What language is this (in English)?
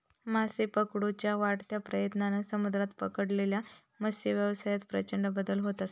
Marathi